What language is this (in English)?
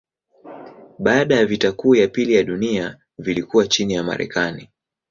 Swahili